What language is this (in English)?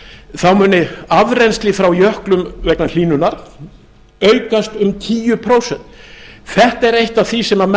Icelandic